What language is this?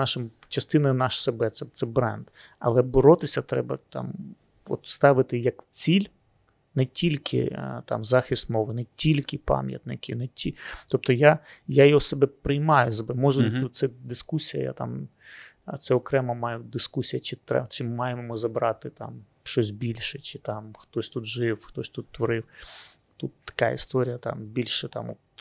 Ukrainian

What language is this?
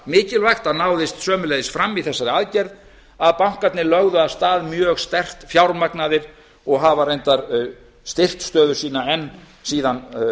Icelandic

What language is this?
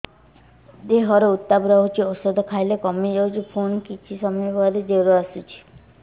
Odia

